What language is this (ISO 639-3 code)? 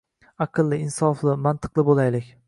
uzb